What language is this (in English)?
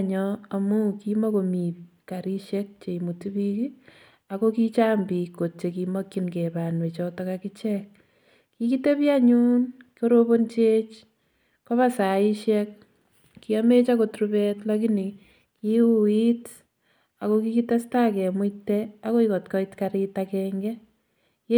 Kalenjin